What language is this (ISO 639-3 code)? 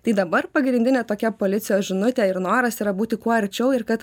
lit